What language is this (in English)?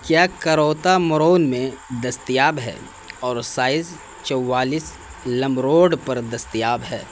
Urdu